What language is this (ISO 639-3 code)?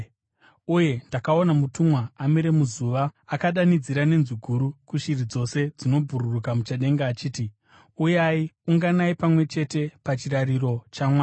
sna